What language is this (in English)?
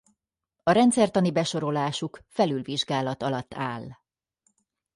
Hungarian